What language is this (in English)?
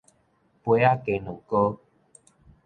Min Nan Chinese